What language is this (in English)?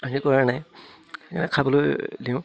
Assamese